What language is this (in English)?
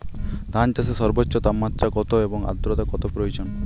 Bangla